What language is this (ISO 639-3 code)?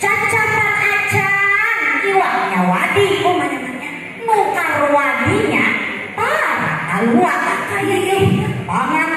ind